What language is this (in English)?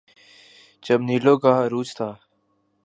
Urdu